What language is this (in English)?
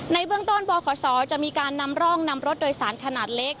Thai